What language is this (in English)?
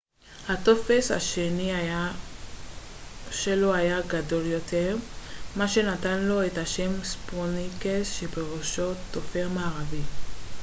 Hebrew